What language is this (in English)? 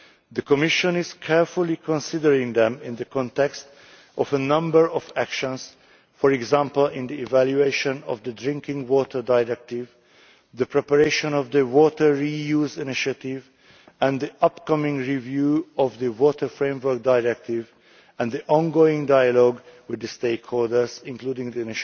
English